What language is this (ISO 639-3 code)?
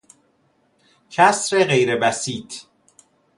fas